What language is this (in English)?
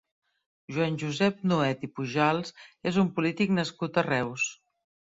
Catalan